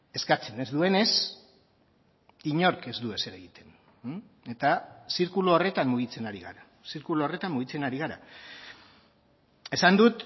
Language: Basque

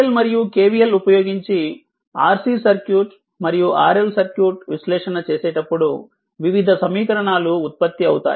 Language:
Telugu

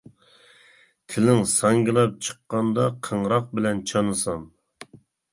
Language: Uyghur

